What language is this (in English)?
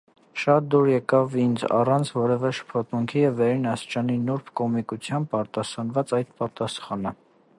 Armenian